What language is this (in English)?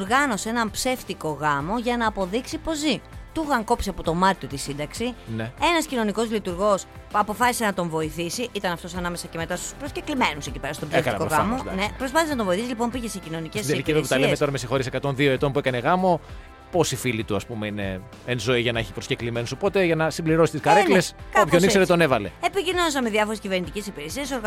Greek